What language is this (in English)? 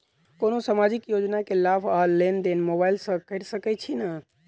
Maithili